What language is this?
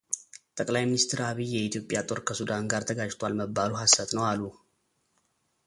Amharic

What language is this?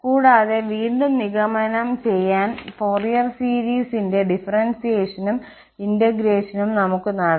Malayalam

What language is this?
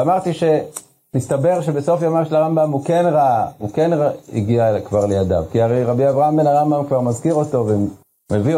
Hebrew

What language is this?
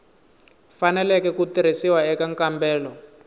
Tsonga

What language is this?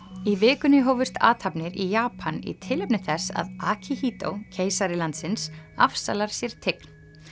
Icelandic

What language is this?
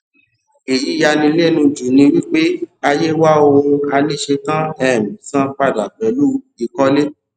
Yoruba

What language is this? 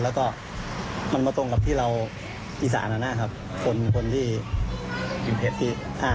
Thai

